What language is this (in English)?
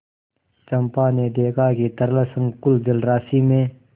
Hindi